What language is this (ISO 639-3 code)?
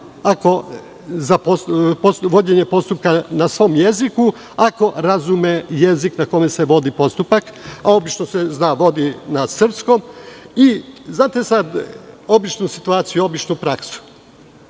srp